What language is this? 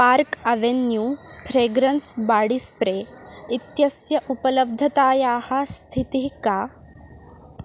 Sanskrit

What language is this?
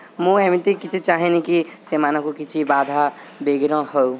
Odia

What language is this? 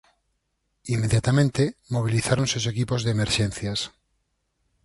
Galician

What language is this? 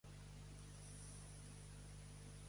Catalan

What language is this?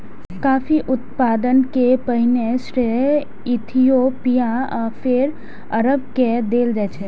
Maithili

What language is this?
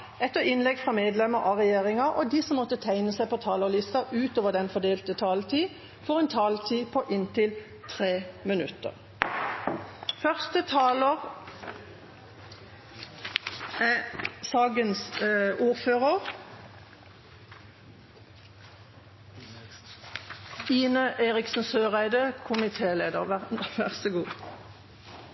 Norwegian Bokmål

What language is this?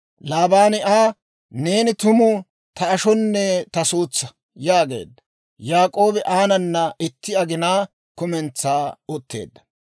Dawro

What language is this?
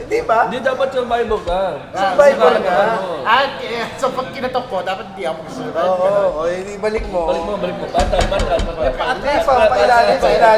Filipino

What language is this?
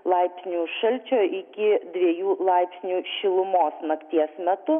Lithuanian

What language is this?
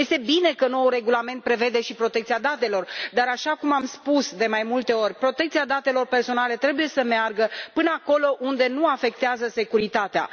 Romanian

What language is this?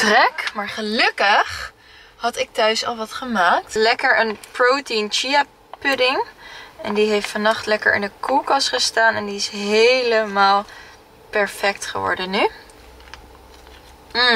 Dutch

